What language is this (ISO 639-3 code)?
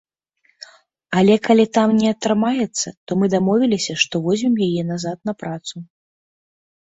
bel